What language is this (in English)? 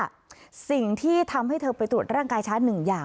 Thai